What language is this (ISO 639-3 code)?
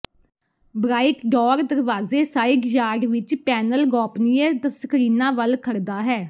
pan